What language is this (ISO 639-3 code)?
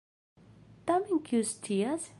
epo